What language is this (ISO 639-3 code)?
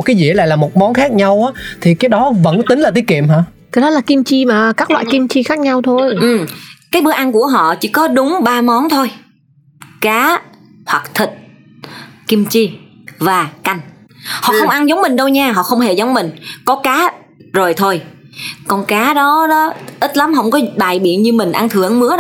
vie